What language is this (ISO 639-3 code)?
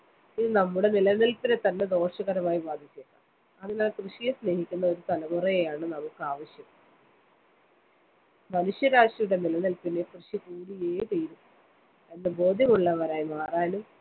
mal